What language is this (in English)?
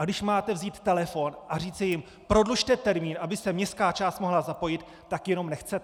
Czech